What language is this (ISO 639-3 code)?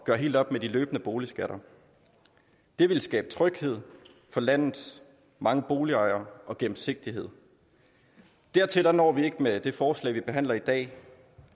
dan